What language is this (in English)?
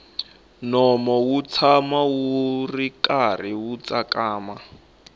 Tsonga